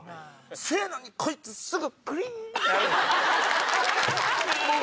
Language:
Japanese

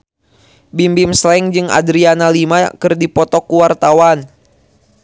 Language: Sundanese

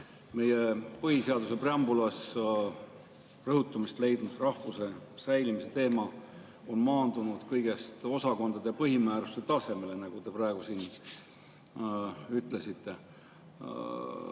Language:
Estonian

